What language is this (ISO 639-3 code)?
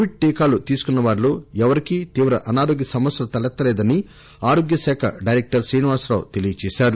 tel